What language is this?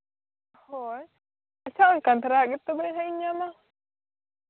Santali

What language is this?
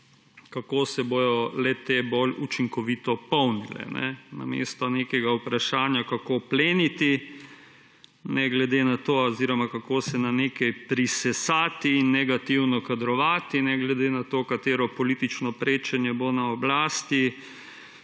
Slovenian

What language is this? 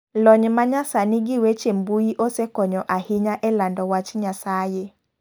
Luo (Kenya and Tanzania)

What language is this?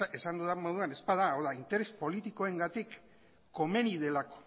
Basque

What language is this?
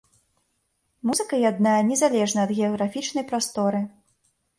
Belarusian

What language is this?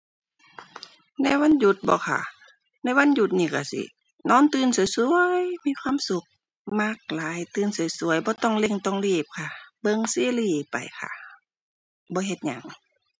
Thai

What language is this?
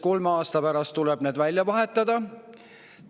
Estonian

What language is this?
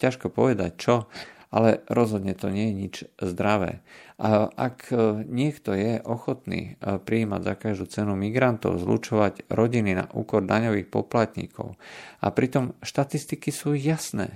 Slovak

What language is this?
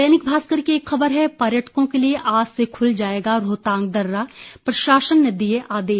Hindi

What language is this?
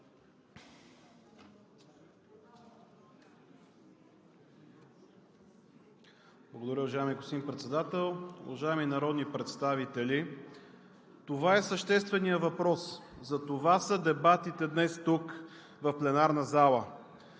Bulgarian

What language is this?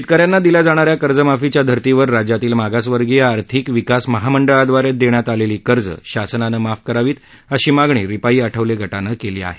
Marathi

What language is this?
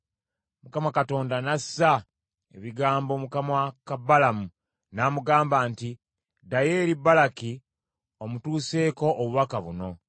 Ganda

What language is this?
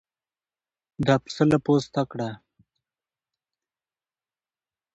Pashto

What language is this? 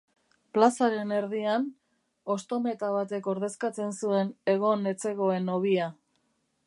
Basque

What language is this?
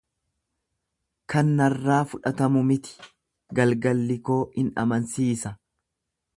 Oromo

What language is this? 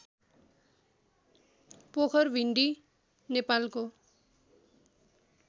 Nepali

